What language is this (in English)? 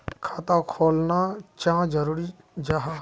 Magahi